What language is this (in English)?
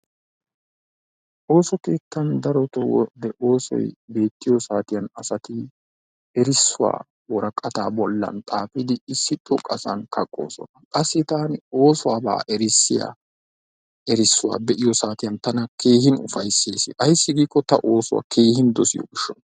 Wolaytta